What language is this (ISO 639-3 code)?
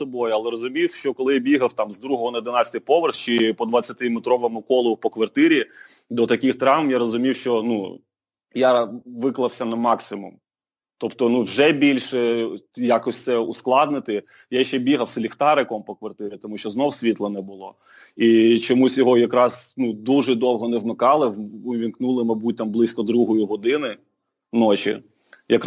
ukr